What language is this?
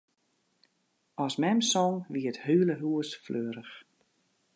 Western Frisian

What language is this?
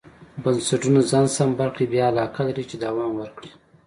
Pashto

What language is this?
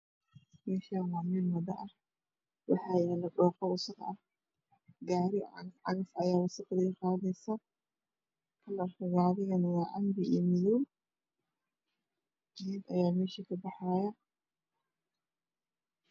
Somali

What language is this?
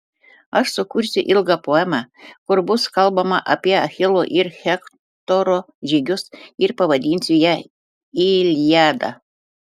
Lithuanian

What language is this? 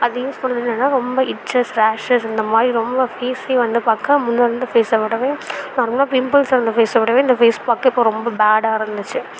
Tamil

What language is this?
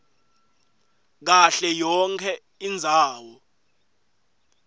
Swati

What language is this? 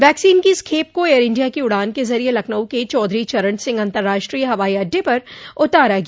Hindi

